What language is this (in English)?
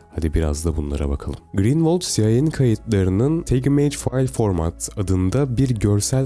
Turkish